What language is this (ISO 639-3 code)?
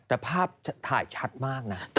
tha